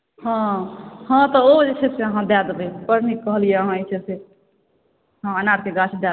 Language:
Maithili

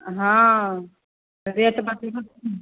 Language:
Maithili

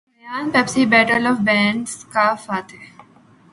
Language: Urdu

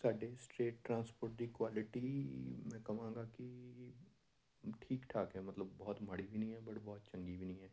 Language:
Punjabi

